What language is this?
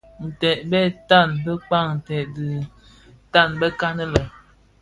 Bafia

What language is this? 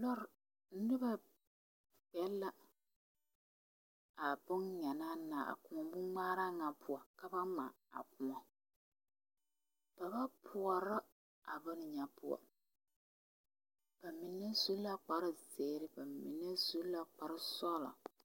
Southern Dagaare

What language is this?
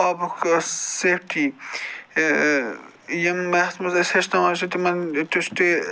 Kashmiri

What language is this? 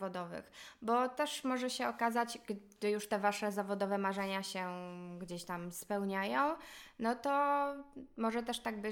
Polish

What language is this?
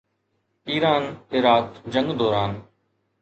Sindhi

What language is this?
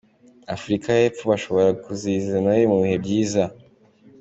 Kinyarwanda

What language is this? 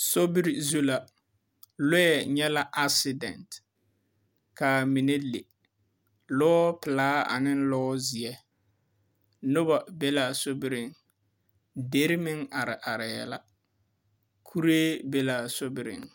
Southern Dagaare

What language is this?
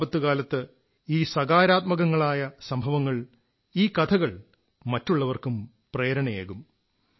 Malayalam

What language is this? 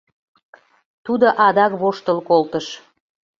Mari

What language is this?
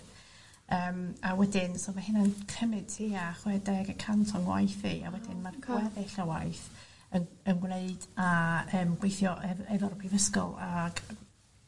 Welsh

